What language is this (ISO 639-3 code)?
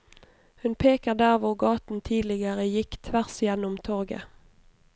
nor